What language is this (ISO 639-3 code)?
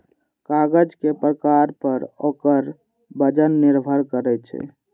mai